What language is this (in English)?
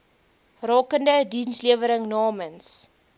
Afrikaans